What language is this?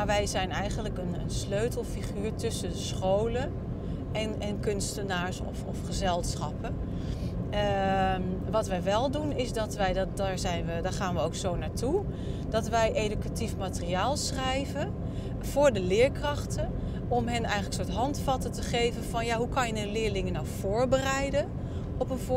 Dutch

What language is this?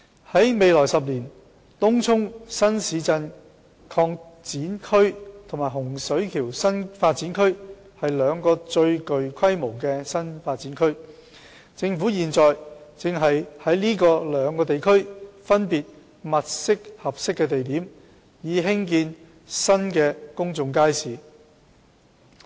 Cantonese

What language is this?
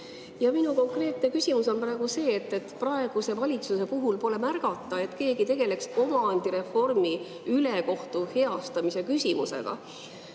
Estonian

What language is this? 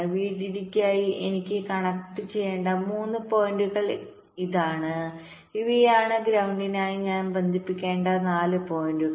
Malayalam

